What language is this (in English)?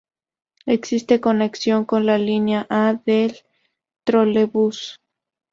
Spanish